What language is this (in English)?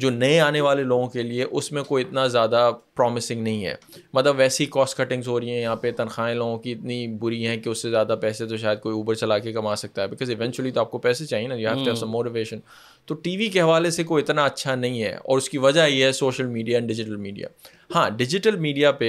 Urdu